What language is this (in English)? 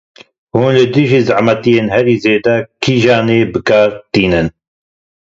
Kurdish